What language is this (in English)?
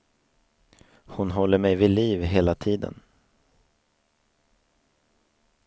Swedish